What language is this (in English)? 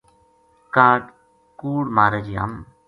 Gujari